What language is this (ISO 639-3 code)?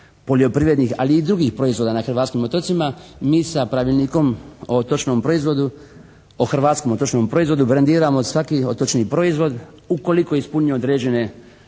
hrv